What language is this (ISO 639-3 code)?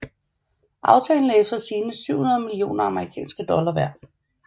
dan